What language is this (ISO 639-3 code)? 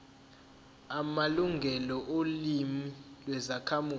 zul